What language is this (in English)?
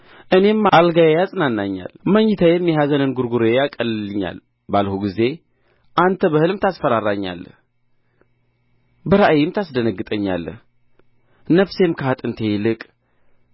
Amharic